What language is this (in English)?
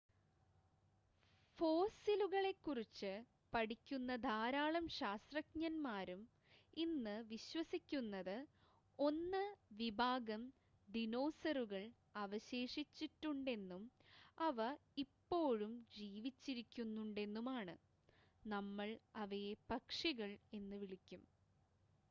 Malayalam